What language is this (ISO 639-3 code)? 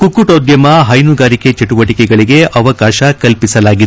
kan